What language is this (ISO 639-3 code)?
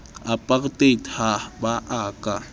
sot